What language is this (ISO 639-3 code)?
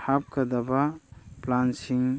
mni